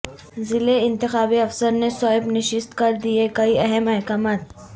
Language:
Urdu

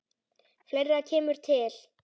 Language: Icelandic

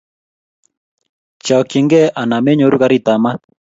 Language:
Kalenjin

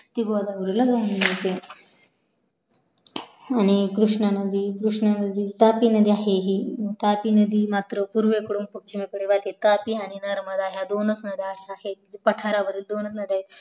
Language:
Marathi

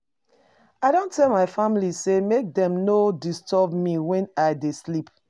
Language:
Nigerian Pidgin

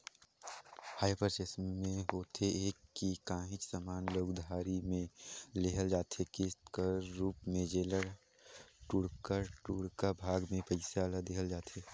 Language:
Chhattisgarhi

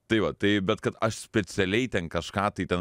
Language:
Lithuanian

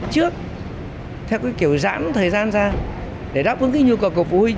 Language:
Vietnamese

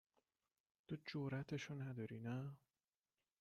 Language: Persian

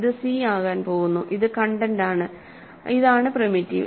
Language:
Malayalam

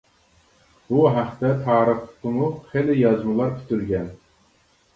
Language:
Uyghur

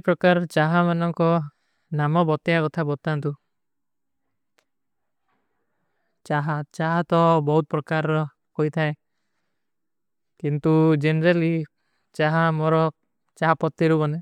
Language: Kui (India)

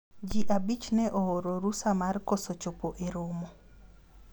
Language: Luo (Kenya and Tanzania)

